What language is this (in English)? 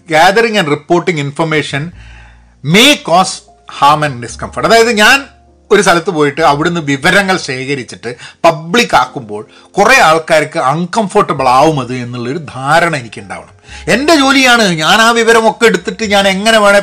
Malayalam